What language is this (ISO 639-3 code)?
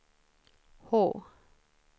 swe